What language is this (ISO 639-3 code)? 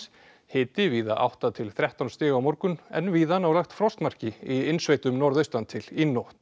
isl